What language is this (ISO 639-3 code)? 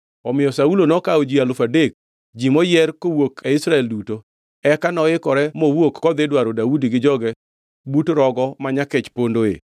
luo